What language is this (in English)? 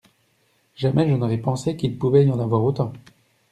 French